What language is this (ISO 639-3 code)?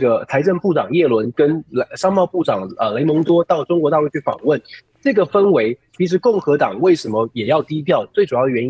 zho